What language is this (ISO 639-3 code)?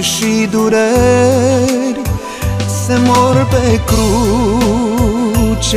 ron